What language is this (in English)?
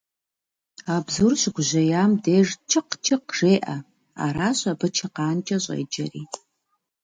Kabardian